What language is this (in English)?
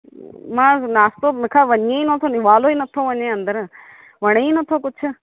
Sindhi